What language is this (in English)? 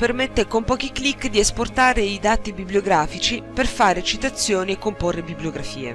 Italian